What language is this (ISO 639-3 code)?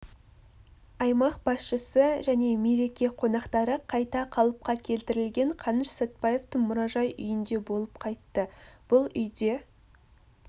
kaz